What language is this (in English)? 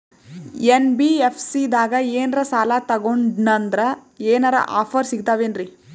Kannada